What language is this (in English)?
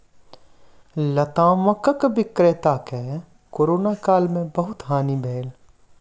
Maithili